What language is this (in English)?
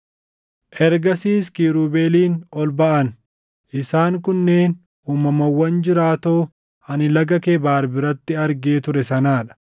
Oromo